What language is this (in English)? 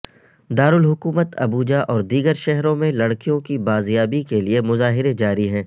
Urdu